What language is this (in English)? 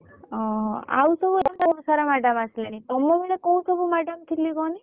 Odia